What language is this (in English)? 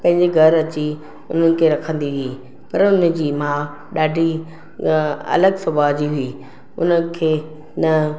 Sindhi